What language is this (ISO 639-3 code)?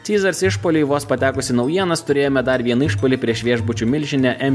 lit